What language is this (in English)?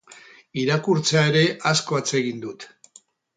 Basque